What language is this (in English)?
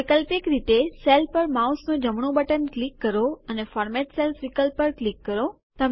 Gujarati